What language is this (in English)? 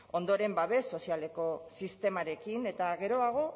Basque